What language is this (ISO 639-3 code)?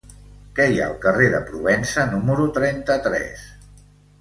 cat